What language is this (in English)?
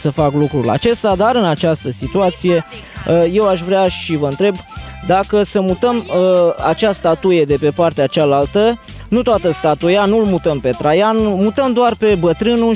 Romanian